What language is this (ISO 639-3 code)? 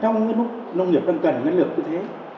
vie